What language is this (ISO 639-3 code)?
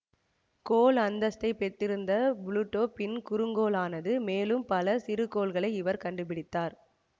tam